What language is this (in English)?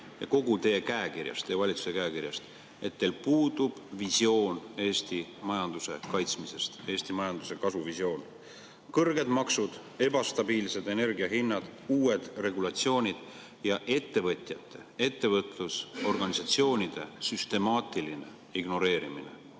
Estonian